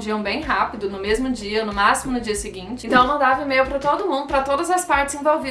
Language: Portuguese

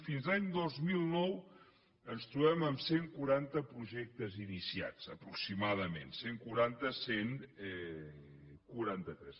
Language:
Catalan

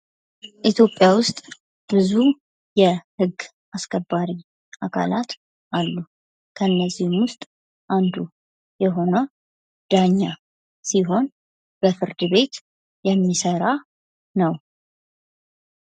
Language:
Amharic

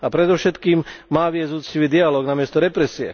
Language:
Slovak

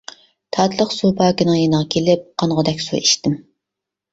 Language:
Uyghur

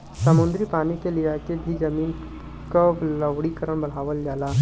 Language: Bhojpuri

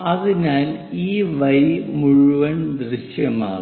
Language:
Malayalam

